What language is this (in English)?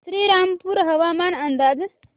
Marathi